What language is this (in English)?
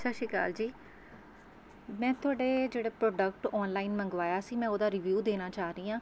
Punjabi